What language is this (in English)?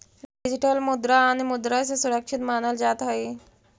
Magahi